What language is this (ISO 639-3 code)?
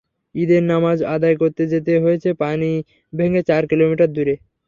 ben